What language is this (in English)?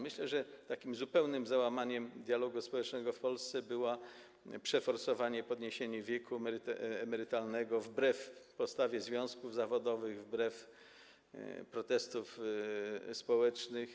Polish